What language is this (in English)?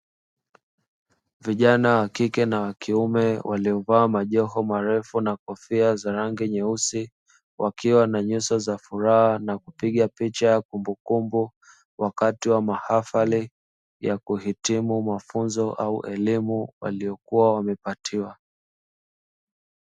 Swahili